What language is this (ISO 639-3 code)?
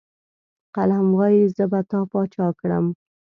pus